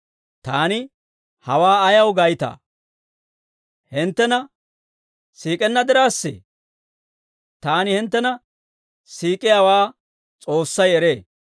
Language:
Dawro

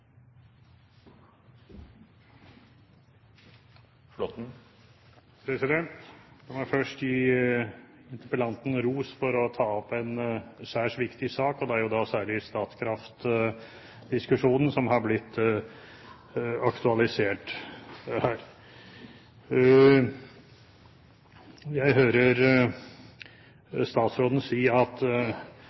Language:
Norwegian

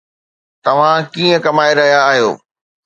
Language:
Sindhi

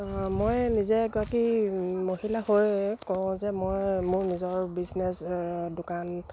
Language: Assamese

